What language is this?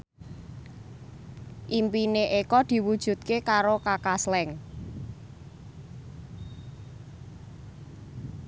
Javanese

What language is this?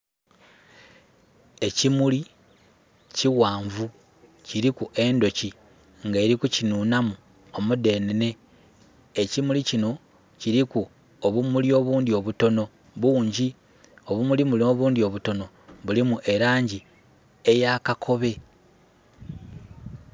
Soga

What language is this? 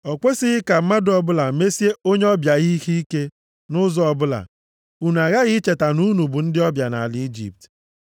Igbo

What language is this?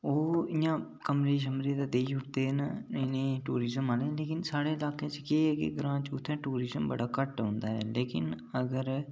Dogri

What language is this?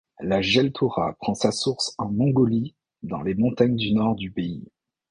French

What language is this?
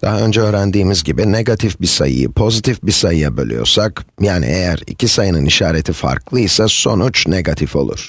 Turkish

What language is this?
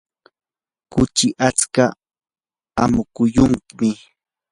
Yanahuanca Pasco Quechua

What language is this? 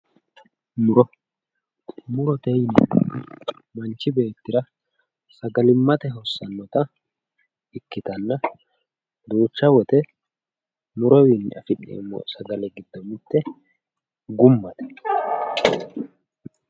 Sidamo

